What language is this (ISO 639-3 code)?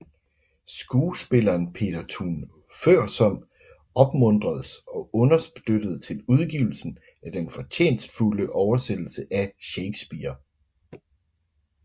dan